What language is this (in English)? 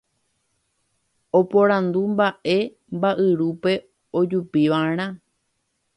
Guarani